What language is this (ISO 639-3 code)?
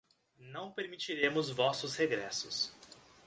por